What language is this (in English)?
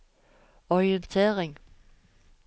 Norwegian